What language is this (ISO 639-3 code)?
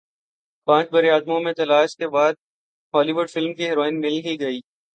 urd